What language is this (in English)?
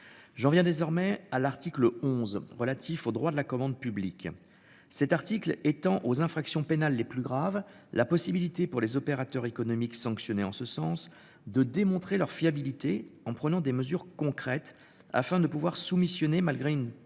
French